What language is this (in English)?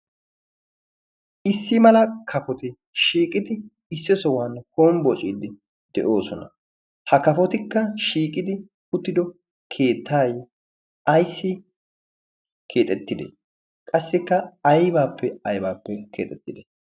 Wolaytta